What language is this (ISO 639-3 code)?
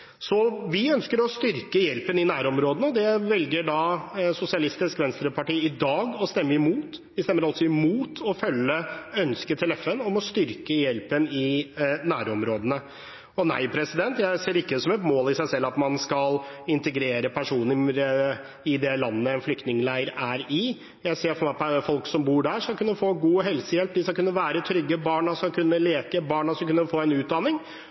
nob